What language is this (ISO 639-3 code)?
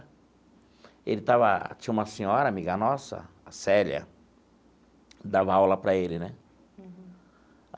por